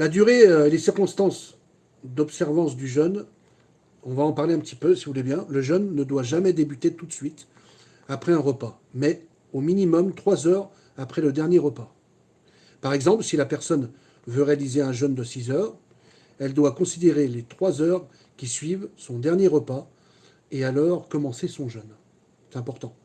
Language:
French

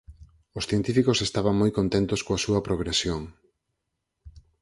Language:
Galician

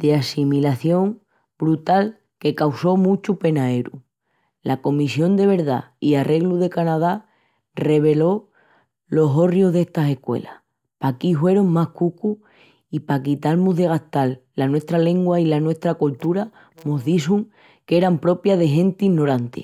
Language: Extremaduran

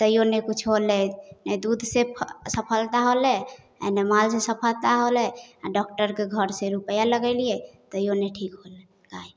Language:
Maithili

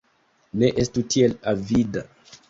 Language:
Esperanto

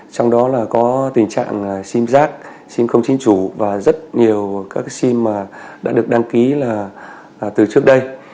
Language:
Vietnamese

